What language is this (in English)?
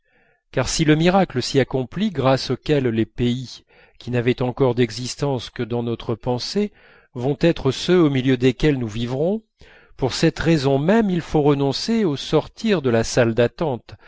French